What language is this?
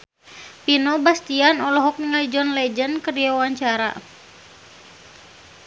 Sundanese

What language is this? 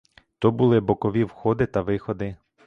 Ukrainian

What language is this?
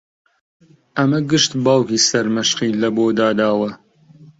Central Kurdish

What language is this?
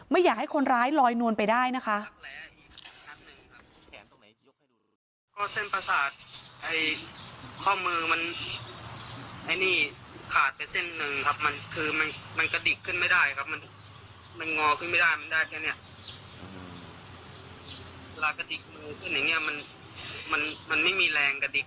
Thai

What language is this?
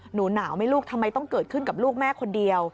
Thai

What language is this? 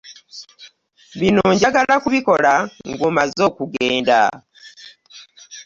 Ganda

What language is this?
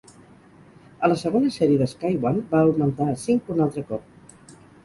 Catalan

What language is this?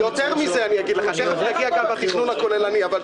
Hebrew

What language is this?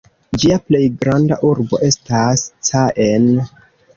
Esperanto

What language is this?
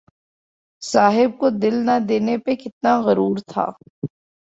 Urdu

